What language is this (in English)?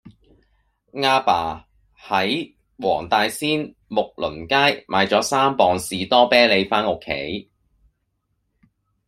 Cantonese